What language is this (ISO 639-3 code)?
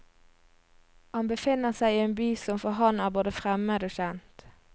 nor